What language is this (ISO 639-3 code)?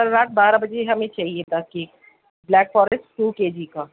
urd